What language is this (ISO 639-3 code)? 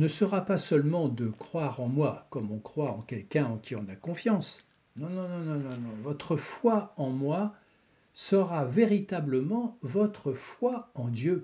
fra